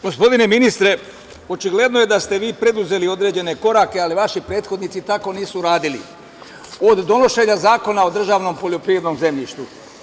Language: Serbian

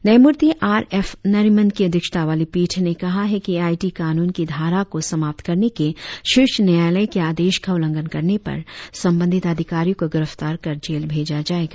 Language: Hindi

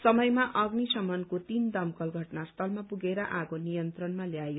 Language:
Nepali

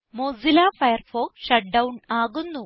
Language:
Malayalam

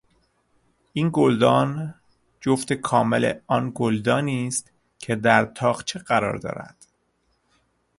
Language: Persian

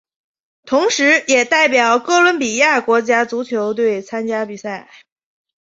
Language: Chinese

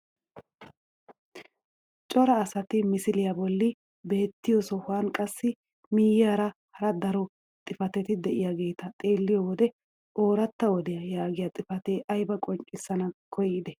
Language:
Wolaytta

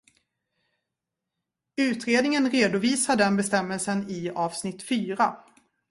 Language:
Swedish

